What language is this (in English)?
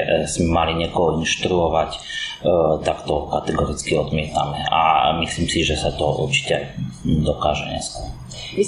Slovak